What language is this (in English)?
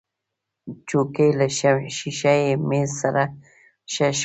Pashto